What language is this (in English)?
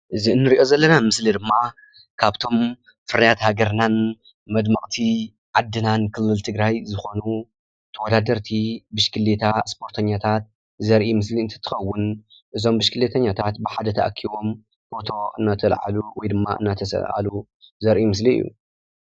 Tigrinya